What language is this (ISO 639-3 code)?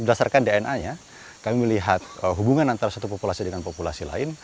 ind